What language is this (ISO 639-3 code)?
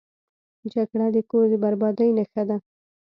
pus